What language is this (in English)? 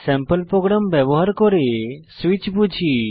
Bangla